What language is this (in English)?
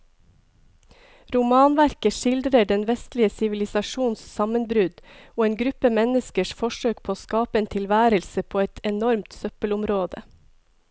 Norwegian